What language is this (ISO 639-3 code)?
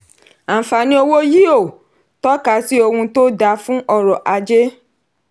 yor